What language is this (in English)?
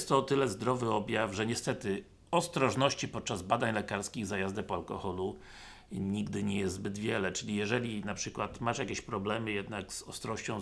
Polish